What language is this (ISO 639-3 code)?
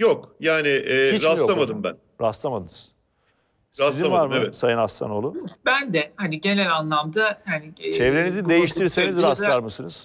tur